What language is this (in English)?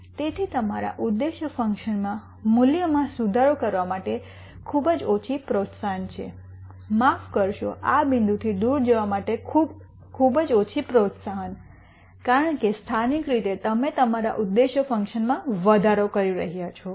Gujarati